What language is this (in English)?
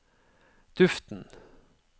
Norwegian